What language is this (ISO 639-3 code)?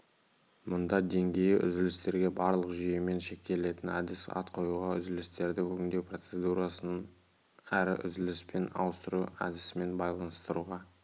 kaz